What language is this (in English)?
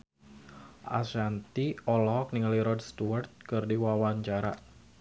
Sundanese